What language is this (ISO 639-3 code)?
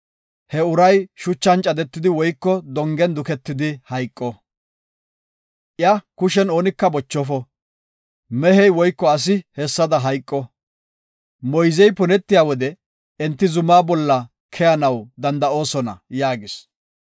gof